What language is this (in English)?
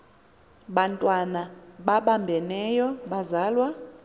Xhosa